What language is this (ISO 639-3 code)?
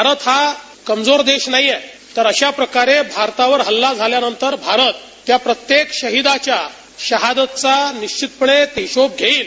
mar